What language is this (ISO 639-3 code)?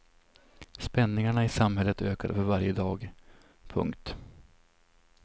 swe